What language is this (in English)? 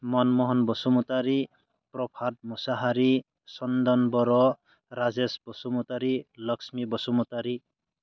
Bodo